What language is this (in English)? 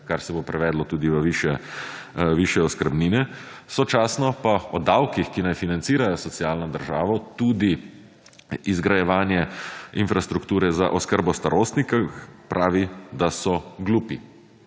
Slovenian